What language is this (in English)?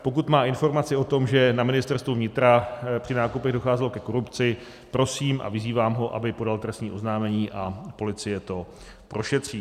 Czech